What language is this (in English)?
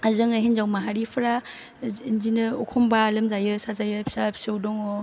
Bodo